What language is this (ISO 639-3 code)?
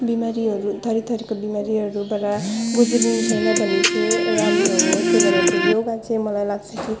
nep